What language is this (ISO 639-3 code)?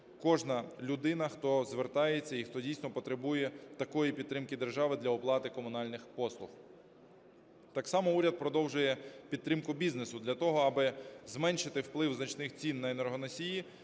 ukr